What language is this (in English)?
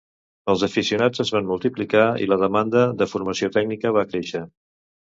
Catalan